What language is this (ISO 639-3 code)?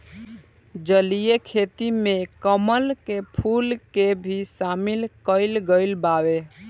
bho